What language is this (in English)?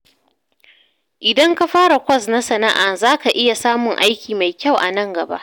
Hausa